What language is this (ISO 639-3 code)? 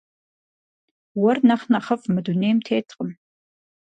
kbd